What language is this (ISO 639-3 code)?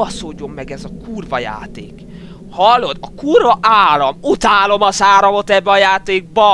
hun